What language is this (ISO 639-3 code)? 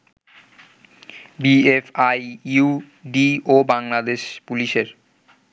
ben